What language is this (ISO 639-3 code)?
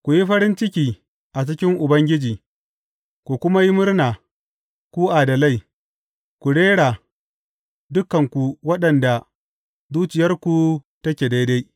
hau